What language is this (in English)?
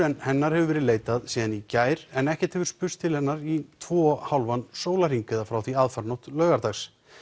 Icelandic